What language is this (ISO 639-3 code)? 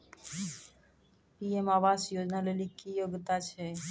mai